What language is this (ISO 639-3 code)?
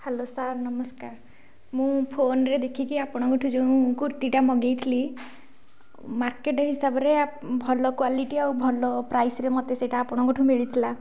ori